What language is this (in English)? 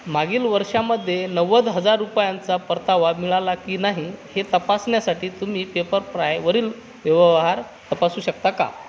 Marathi